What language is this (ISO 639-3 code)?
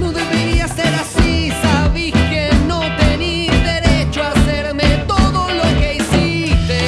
spa